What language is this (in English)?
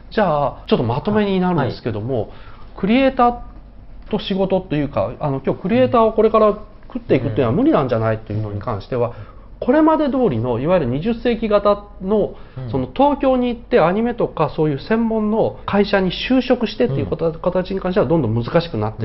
Japanese